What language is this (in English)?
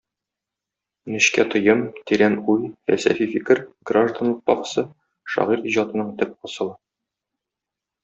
Tatar